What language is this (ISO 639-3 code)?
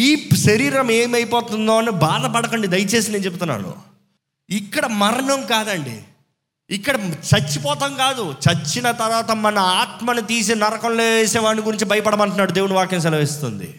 tel